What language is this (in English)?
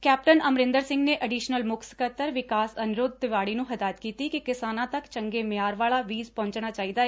Punjabi